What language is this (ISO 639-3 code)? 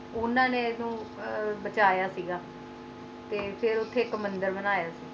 pan